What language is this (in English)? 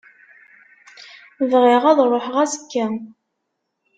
Kabyle